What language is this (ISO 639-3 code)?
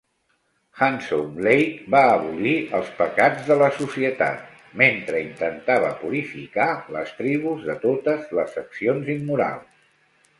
cat